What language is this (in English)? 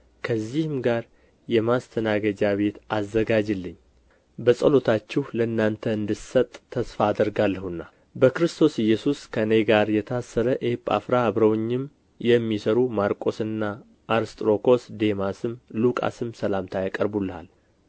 Amharic